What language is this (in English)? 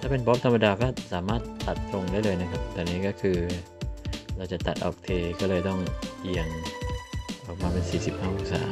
Thai